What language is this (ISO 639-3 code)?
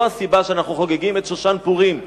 heb